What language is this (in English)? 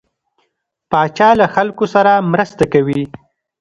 Pashto